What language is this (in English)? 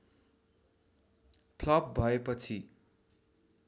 Nepali